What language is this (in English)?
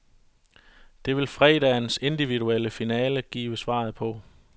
Danish